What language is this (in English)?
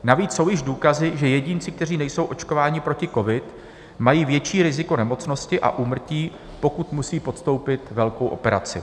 Czech